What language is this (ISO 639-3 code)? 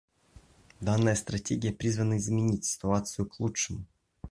rus